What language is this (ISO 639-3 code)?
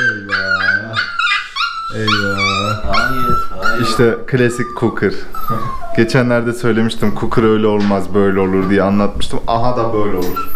tur